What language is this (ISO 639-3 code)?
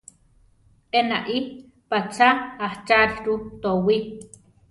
tar